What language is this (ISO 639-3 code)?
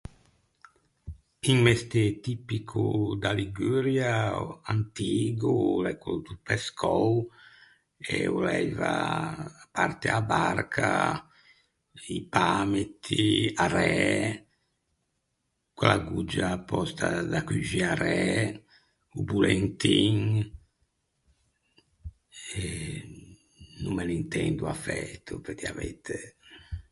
lij